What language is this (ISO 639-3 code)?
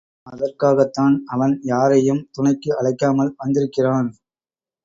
tam